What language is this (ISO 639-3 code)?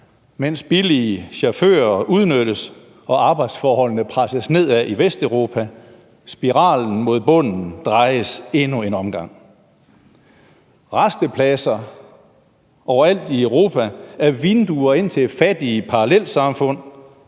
dan